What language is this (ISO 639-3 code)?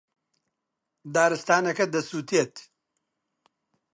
ckb